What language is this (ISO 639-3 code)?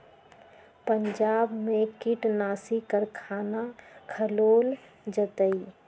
mag